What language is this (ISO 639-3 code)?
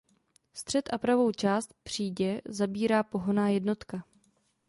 ces